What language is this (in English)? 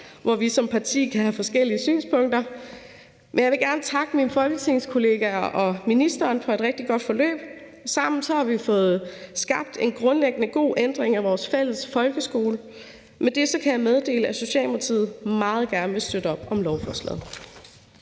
Danish